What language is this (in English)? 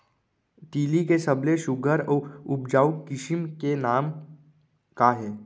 Chhattisgarhi